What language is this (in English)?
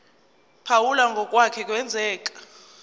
Zulu